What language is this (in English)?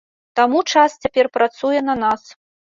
Belarusian